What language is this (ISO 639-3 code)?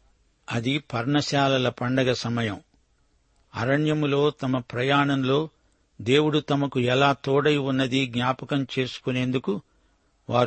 tel